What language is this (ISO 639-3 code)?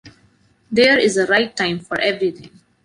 eng